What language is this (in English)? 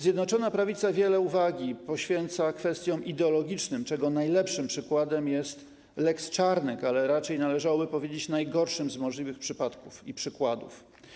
Polish